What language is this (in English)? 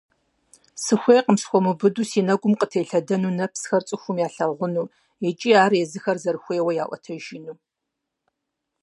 Kabardian